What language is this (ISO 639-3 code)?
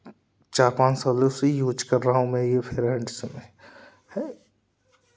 hin